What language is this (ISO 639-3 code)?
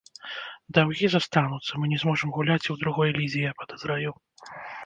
bel